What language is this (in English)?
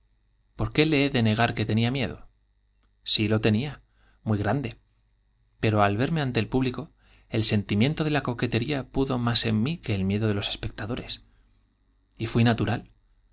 Spanish